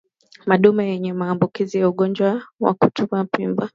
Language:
Swahili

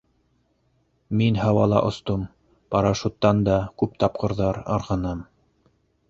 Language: Bashkir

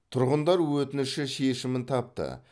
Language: Kazakh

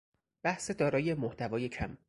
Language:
Persian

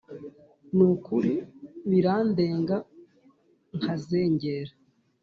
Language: Kinyarwanda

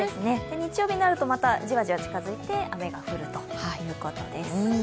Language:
Japanese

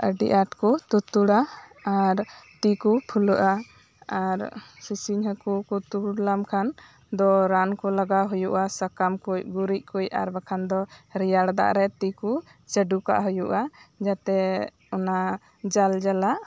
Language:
Santali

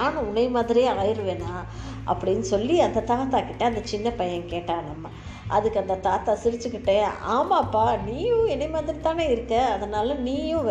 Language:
Tamil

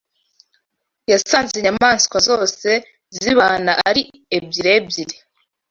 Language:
Kinyarwanda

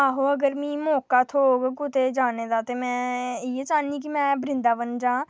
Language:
Dogri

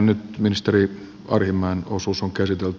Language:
Finnish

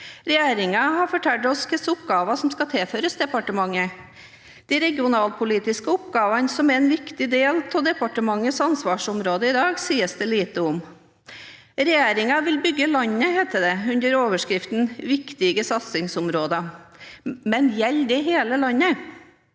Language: Norwegian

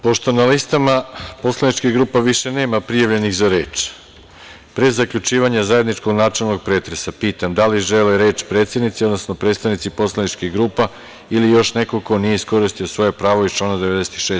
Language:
Serbian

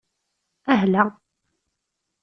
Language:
Kabyle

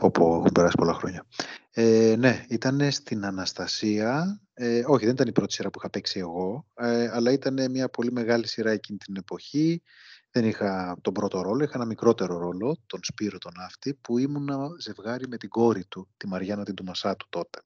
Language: Greek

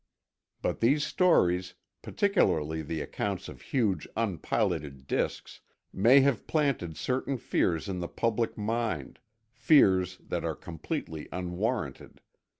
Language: English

